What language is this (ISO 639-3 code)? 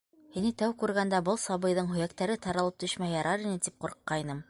bak